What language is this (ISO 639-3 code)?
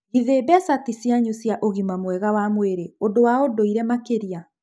kik